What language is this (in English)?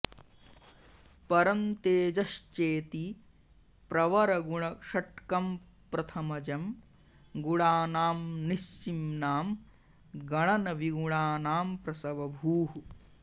Sanskrit